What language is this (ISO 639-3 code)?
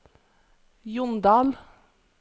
nor